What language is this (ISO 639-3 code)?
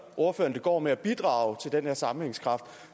dan